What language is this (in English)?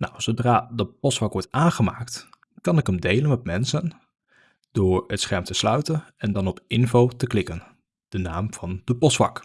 Dutch